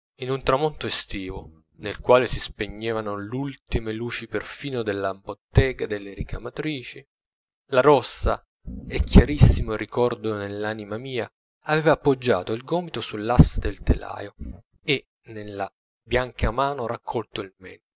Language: Italian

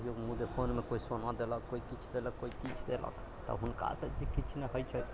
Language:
Maithili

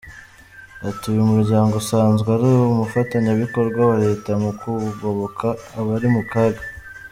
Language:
Kinyarwanda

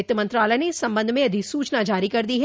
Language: Hindi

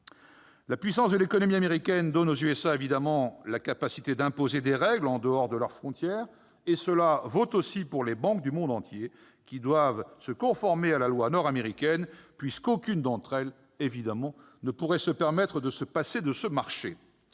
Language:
French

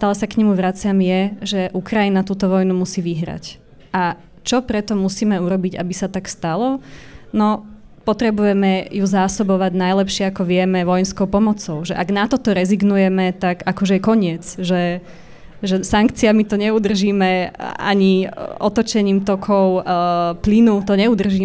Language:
Slovak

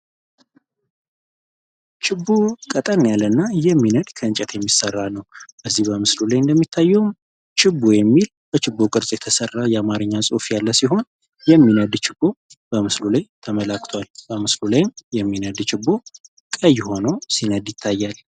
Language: Amharic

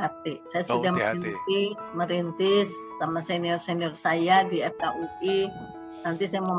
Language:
Indonesian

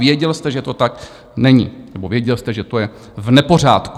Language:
Czech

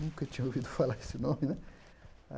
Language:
Portuguese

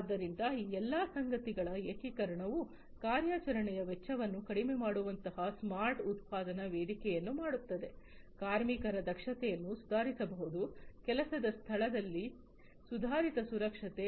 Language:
Kannada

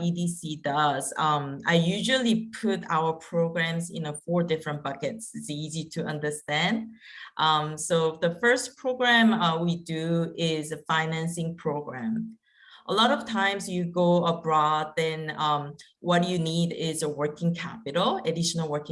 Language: English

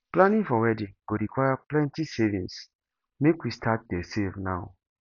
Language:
Nigerian Pidgin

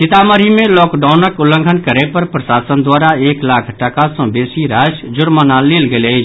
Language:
Maithili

